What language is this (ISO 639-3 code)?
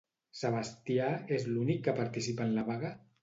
cat